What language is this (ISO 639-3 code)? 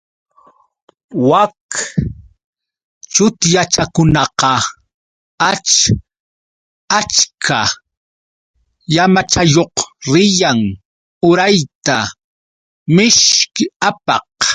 qux